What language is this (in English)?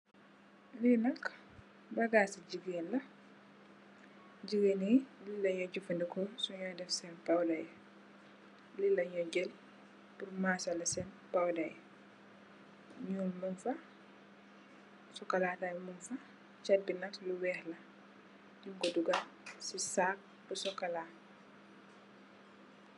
Wolof